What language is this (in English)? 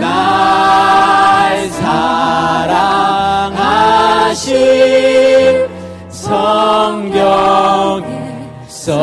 Korean